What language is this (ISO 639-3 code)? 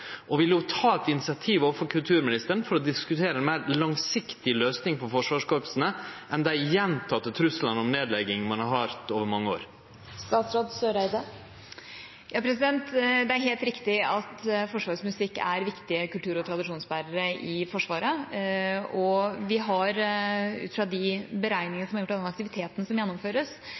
nor